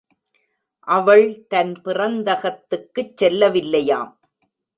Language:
Tamil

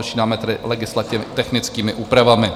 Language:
Czech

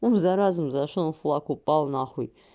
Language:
Russian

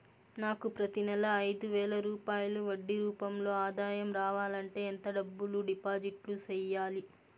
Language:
Telugu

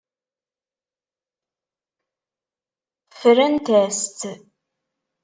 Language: Kabyle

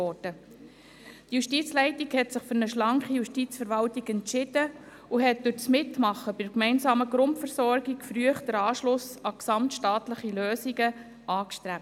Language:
Swiss German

